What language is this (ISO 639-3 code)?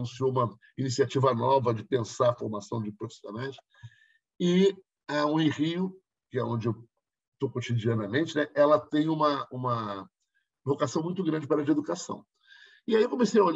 por